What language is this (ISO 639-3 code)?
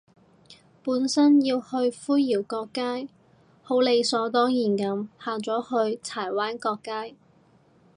yue